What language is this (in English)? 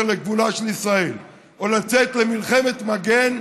Hebrew